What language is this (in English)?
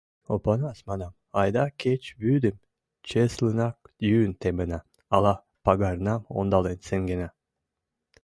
Mari